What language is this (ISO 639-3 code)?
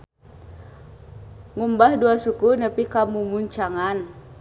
sun